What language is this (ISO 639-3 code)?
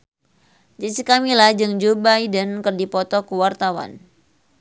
sun